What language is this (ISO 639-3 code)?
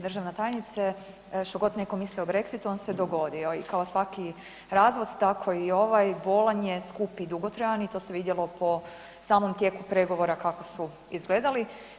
hrv